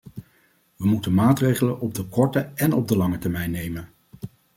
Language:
Dutch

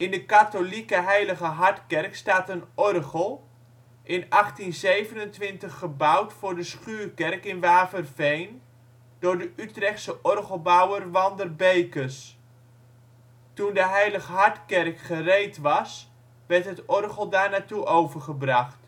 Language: Dutch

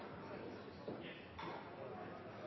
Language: Norwegian Bokmål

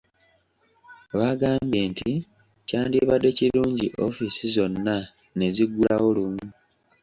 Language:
Ganda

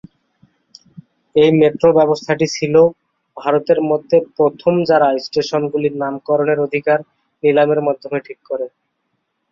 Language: Bangla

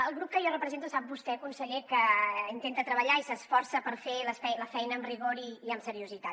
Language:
Catalan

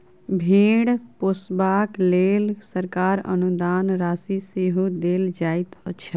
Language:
Maithili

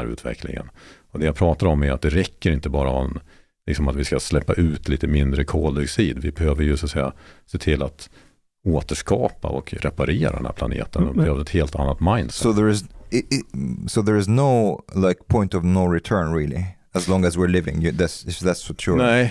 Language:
Swedish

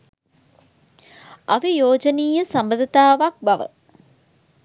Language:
Sinhala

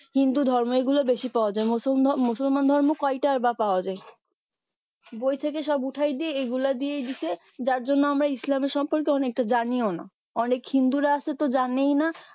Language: Bangla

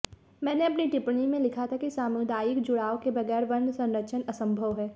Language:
Hindi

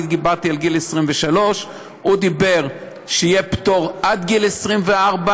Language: Hebrew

